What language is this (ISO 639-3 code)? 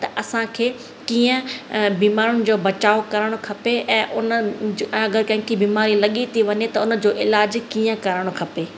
snd